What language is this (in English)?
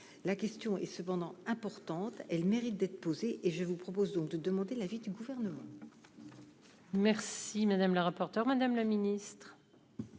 French